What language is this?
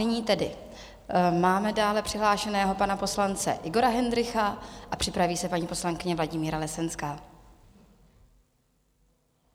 Czech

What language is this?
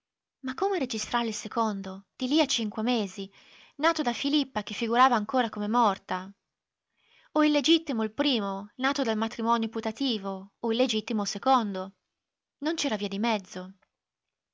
Italian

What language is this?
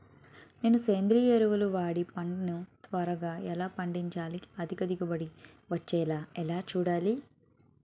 Telugu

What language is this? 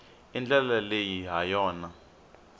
Tsonga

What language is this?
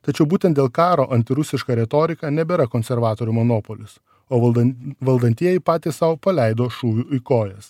Lithuanian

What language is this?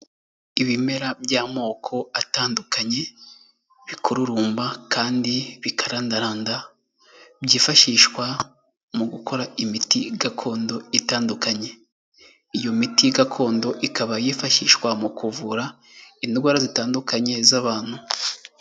Kinyarwanda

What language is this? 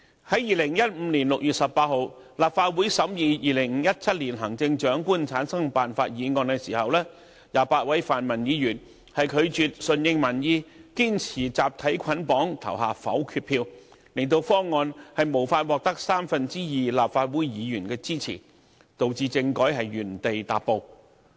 Cantonese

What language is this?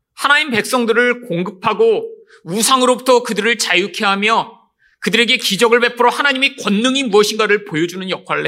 Korean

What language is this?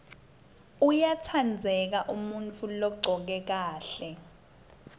Swati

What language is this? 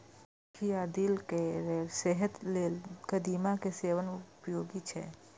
Maithili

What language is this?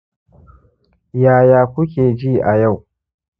Hausa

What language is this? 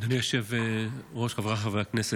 Hebrew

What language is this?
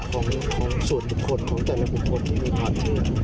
Thai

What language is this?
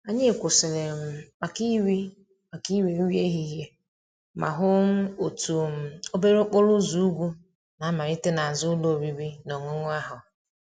Igbo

